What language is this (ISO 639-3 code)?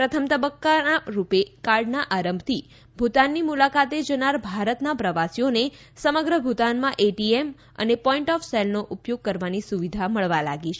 guj